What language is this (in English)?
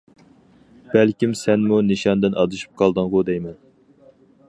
Uyghur